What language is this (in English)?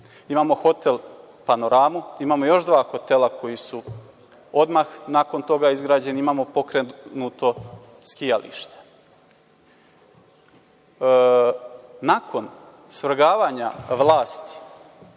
Serbian